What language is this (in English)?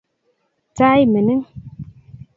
Kalenjin